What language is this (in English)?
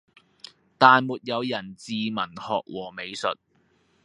Cantonese